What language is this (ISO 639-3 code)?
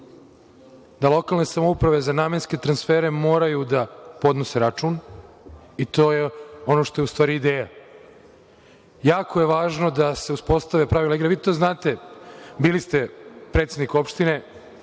srp